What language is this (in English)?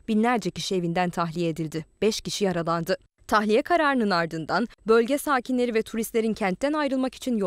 Turkish